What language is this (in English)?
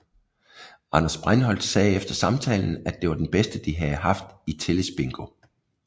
Danish